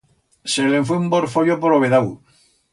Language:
Aragonese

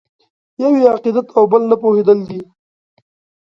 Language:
Pashto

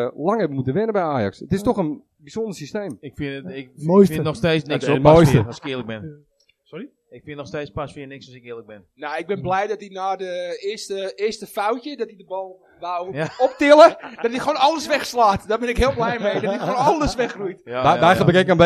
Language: Dutch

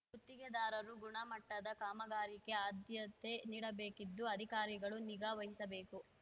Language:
Kannada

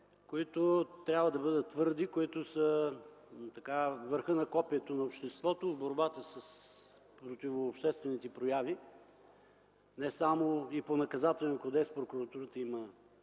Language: Bulgarian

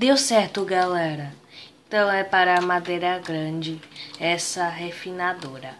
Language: Portuguese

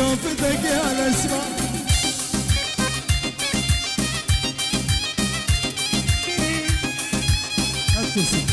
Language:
Arabic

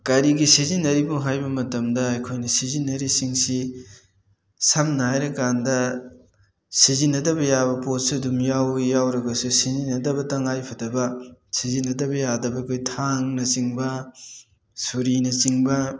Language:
Manipuri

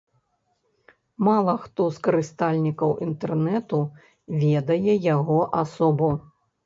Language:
Belarusian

